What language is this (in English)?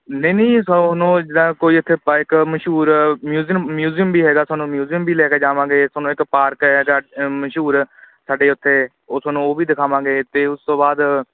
Punjabi